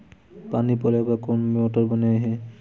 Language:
Chhattisgarhi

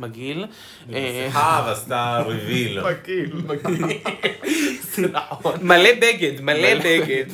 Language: Hebrew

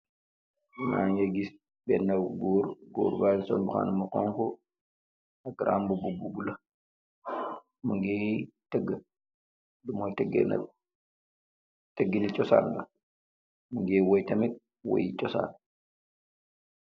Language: Wolof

